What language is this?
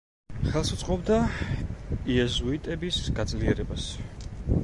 Georgian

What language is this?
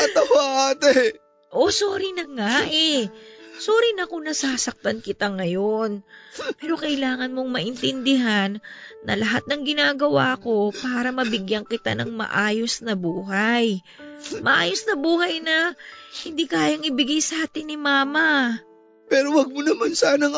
Filipino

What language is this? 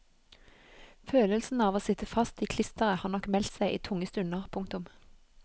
Norwegian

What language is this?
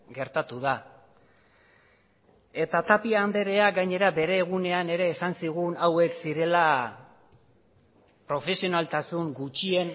Basque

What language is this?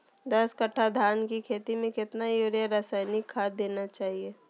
Magahi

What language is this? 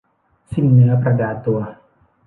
Thai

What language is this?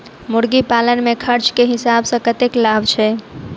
Maithili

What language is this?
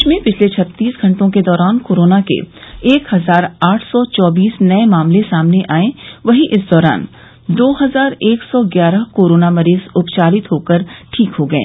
Hindi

